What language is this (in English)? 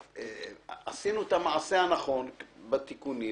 Hebrew